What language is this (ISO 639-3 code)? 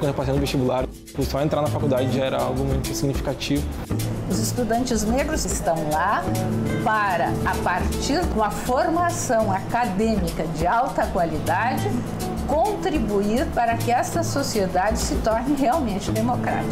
por